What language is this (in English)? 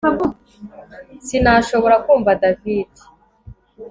Kinyarwanda